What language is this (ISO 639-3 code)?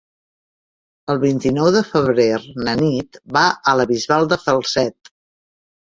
cat